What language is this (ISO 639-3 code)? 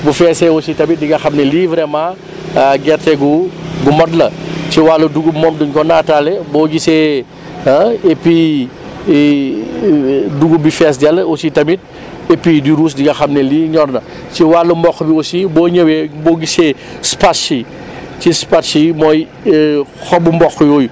wol